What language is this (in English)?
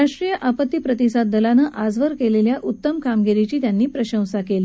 Marathi